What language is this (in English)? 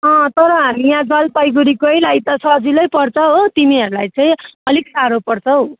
Nepali